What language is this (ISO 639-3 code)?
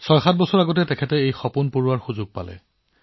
asm